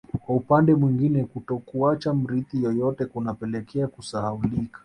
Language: Swahili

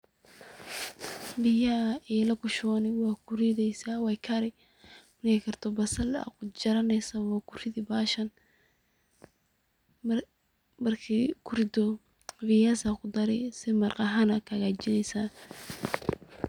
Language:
Somali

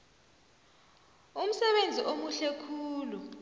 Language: South Ndebele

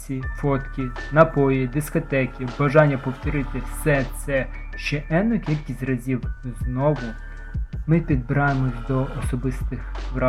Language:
Ukrainian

